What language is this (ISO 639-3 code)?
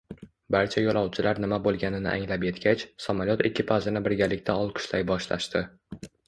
uzb